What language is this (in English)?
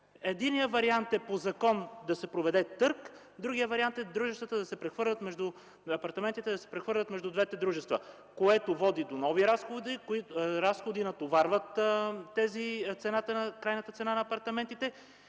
Bulgarian